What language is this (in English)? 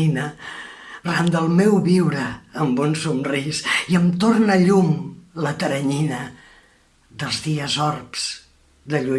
Catalan